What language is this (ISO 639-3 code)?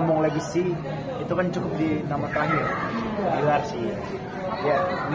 ind